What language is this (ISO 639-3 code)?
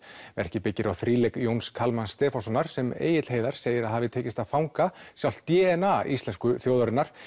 isl